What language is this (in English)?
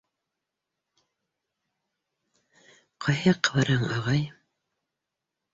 Bashkir